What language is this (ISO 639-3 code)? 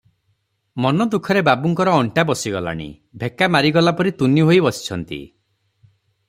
ori